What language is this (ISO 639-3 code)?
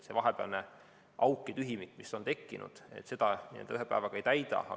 est